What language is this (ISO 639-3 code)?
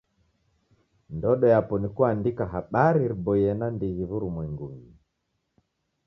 dav